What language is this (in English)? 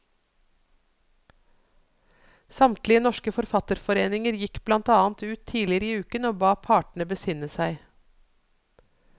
Norwegian